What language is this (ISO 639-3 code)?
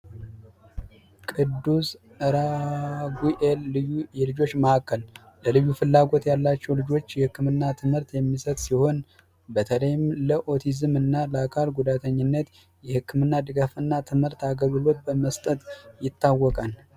amh